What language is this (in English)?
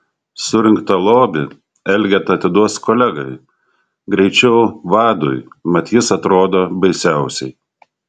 Lithuanian